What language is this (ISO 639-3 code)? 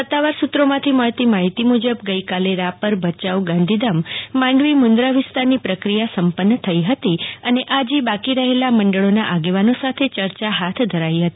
guj